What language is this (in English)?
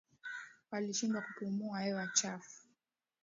Swahili